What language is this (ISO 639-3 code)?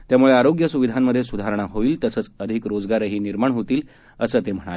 mar